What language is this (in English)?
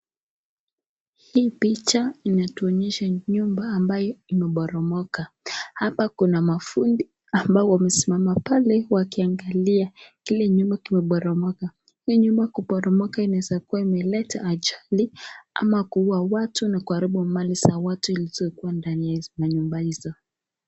Swahili